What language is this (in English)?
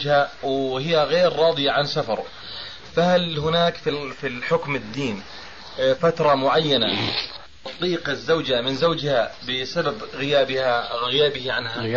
Arabic